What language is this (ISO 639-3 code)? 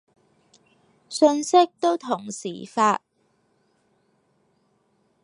yue